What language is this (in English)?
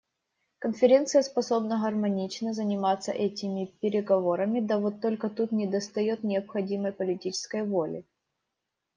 Russian